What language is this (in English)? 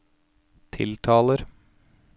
Norwegian